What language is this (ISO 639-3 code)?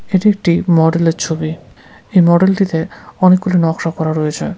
ben